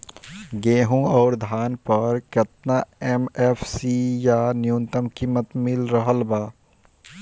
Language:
Bhojpuri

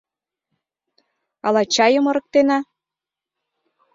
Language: Mari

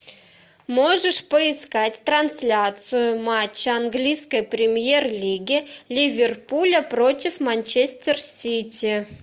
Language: Russian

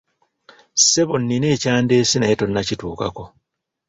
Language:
Ganda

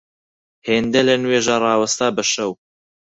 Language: Central Kurdish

